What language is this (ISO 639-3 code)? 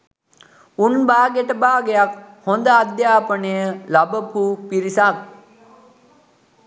sin